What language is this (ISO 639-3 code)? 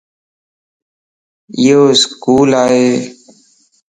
lss